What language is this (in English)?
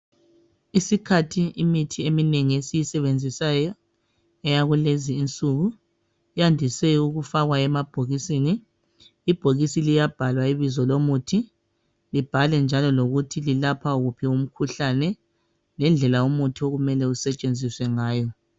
North Ndebele